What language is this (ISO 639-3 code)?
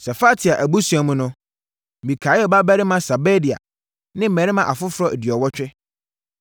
aka